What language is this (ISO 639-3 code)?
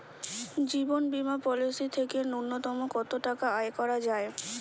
ben